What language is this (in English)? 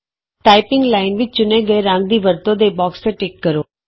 Punjabi